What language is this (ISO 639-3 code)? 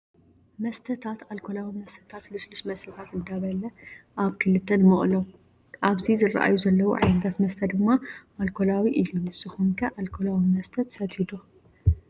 tir